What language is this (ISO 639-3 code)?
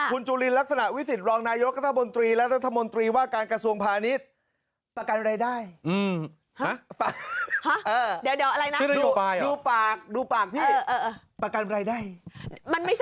tha